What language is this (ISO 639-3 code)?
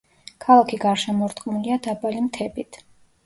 kat